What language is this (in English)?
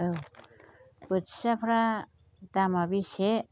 Bodo